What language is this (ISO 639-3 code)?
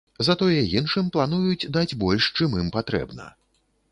bel